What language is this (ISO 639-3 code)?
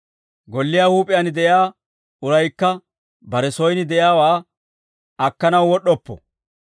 dwr